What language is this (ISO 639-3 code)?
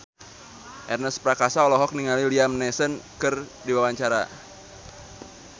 sun